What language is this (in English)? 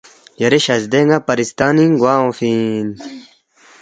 Balti